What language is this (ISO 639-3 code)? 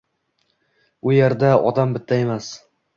uzb